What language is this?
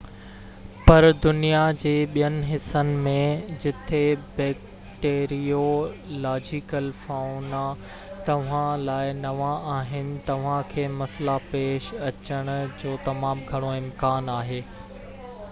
Sindhi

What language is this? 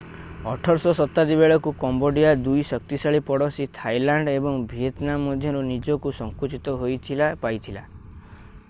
Odia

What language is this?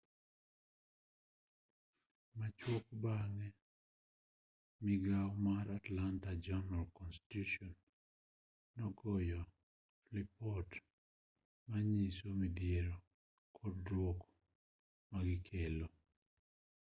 Luo (Kenya and Tanzania)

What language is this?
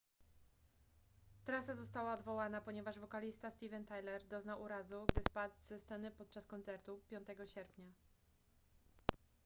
Polish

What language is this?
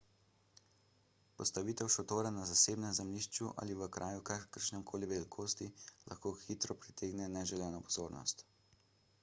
Slovenian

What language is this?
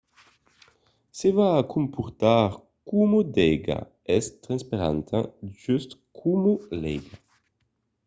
Occitan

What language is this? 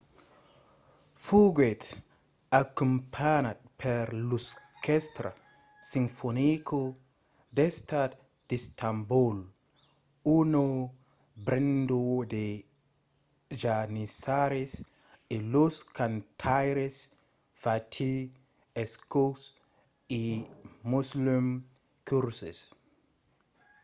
Occitan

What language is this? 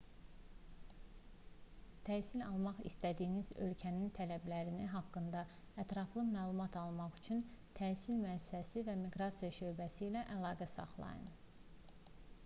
Azerbaijani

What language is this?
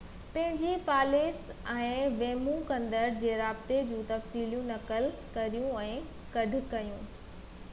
Sindhi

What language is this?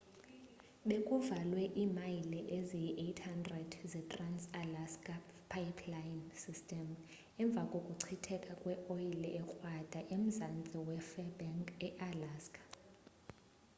Xhosa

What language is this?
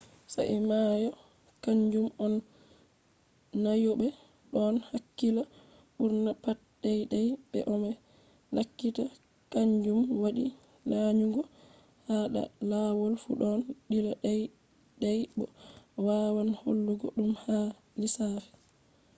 Fula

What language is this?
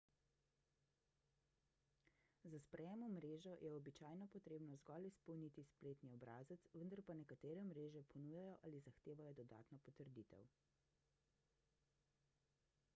Slovenian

